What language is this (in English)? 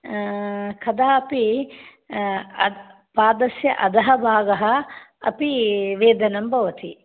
Sanskrit